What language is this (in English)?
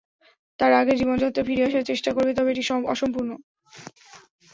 Bangla